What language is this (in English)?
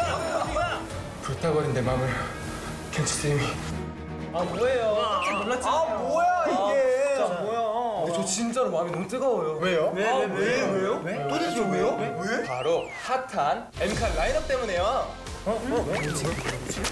Korean